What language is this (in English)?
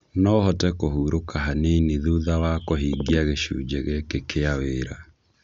Kikuyu